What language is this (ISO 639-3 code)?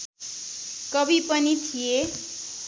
nep